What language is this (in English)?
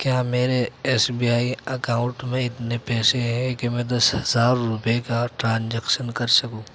Urdu